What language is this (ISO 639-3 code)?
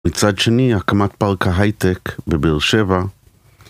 heb